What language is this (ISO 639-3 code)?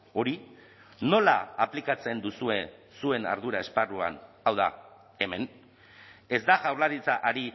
eus